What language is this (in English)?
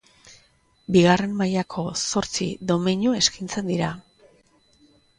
Basque